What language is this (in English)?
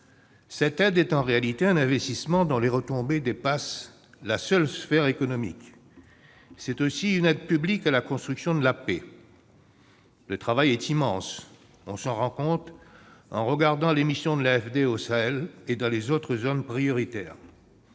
French